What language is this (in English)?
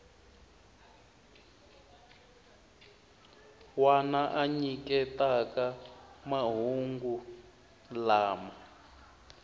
Tsonga